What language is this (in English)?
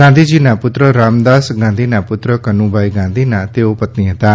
Gujarati